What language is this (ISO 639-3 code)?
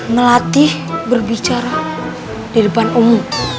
ind